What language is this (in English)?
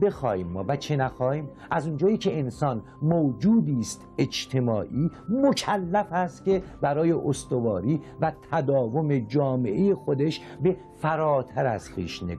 Persian